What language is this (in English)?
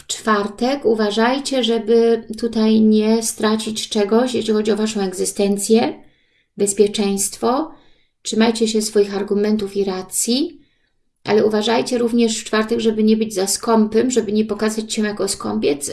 Polish